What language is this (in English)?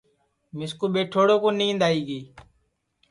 Sansi